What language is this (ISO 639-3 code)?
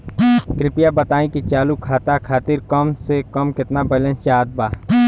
bho